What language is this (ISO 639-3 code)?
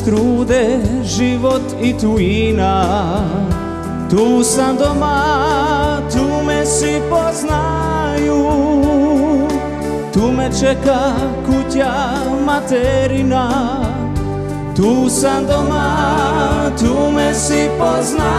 ron